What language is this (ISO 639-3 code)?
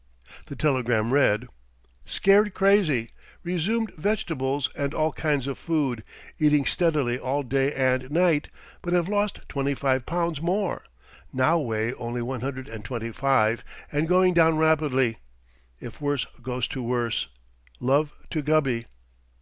eng